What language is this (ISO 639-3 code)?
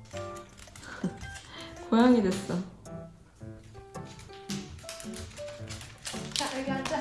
kor